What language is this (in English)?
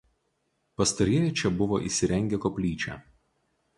Lithuanian